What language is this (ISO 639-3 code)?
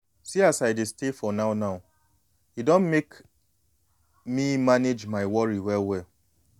pcm